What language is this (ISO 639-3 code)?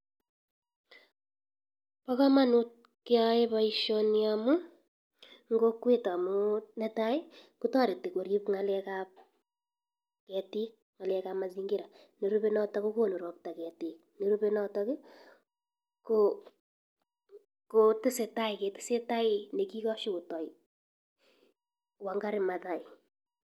kln